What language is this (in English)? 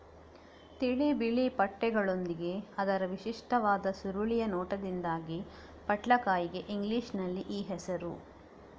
Kannada